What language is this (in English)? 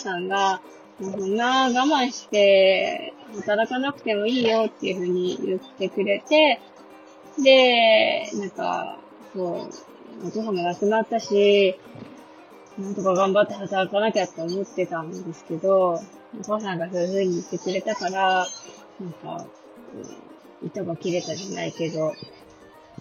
Japanese